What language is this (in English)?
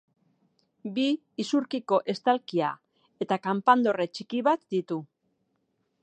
Basque